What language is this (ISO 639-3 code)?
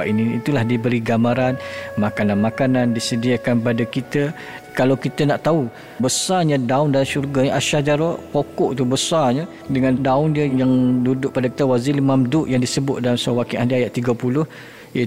msa